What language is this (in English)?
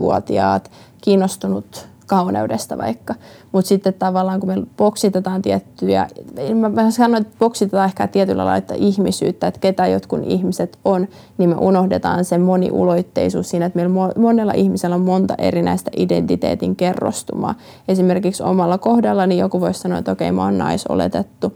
Finnish